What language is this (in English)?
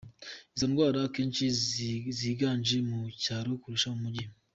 Kinyarwanda